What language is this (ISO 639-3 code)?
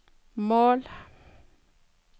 nor